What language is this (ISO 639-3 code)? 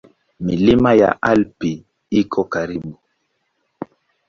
swa